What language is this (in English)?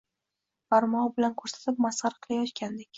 Uzbek